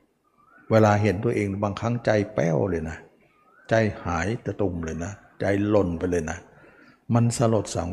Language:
Thai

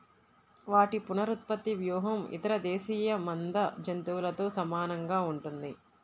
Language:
Telugu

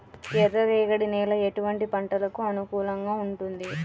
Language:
Telugu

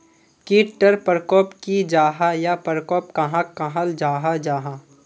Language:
Magahi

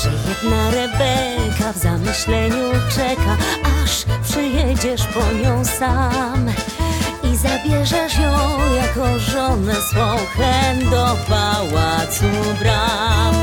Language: Polish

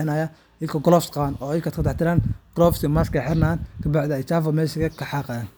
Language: Somali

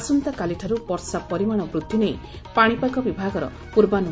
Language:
Odia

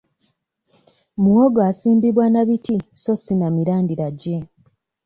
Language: Ganda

